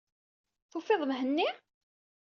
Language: Kabyle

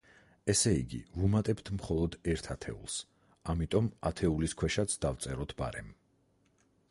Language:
Georgian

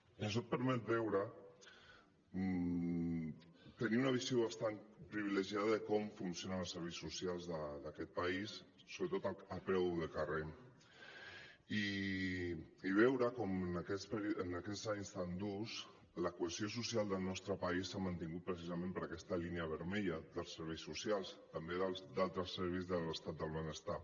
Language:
Catalan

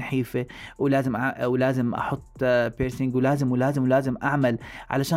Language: Arabic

